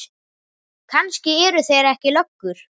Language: Icelandic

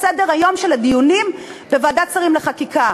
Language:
Hebrew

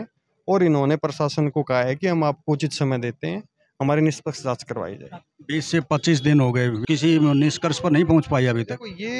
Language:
Hindi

